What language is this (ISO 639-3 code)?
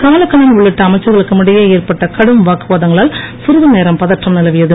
tam